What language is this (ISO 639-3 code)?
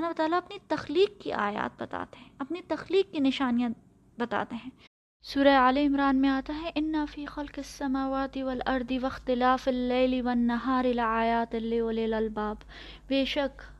urd